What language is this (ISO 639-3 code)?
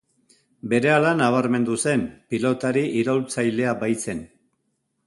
eus